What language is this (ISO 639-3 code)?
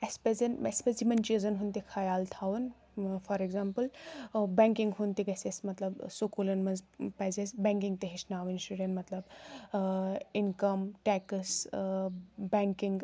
kas